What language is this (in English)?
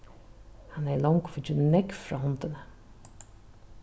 Faroese